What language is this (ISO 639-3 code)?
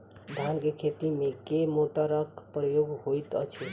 mai